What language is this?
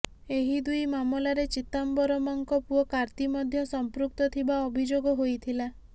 Odia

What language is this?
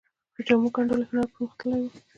Pashto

